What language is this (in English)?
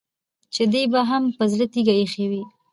Pashto